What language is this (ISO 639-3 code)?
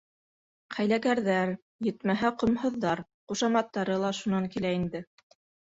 bak